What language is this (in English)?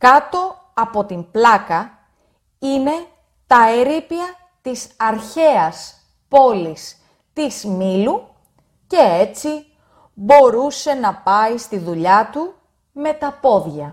Greek